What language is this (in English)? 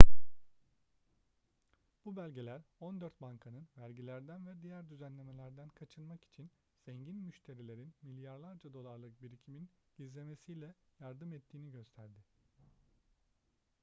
Turkish